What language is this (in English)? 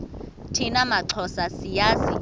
Xhosa